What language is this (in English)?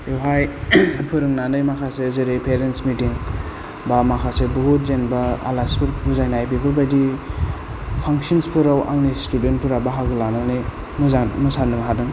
Bodo